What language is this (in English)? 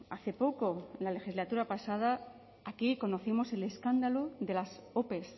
Spanish